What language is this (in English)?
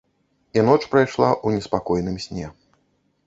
Belarusian